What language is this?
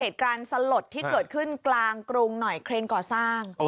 Thai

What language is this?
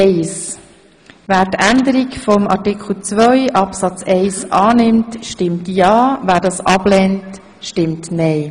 Swiss German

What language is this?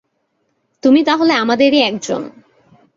Bangla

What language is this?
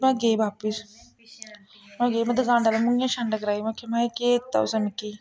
Dogri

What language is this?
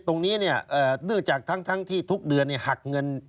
Thai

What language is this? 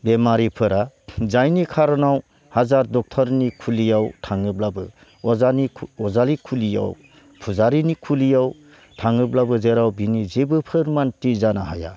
Bodo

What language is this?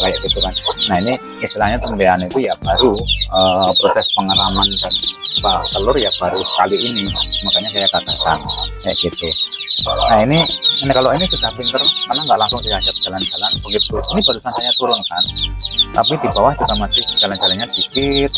Indonesian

